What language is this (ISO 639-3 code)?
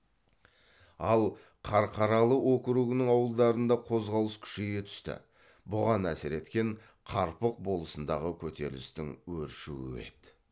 kaz